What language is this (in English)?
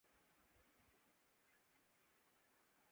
Urdu